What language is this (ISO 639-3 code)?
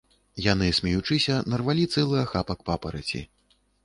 bel